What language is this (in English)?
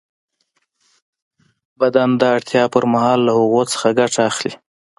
Pashto